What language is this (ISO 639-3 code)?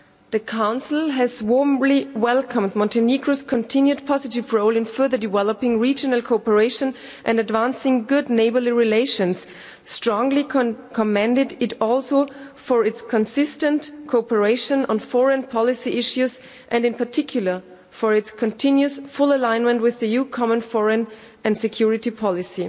eng